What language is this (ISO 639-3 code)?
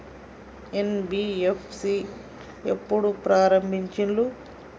tel